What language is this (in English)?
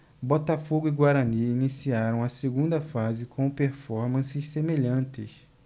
Portuguese